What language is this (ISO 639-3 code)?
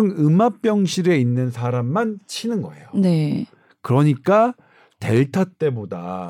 kor